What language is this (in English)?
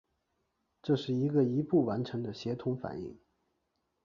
Chinese